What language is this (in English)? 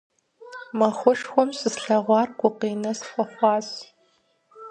Kabardian